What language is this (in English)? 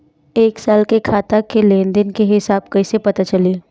Bhojpuri